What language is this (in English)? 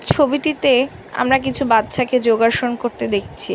Bangla